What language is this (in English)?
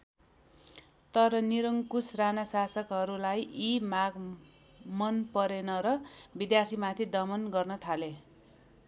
Nepali